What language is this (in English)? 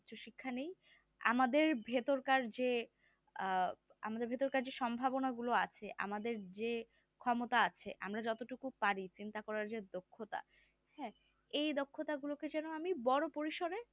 Bangla